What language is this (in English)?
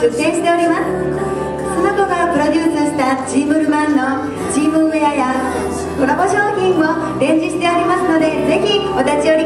Japanese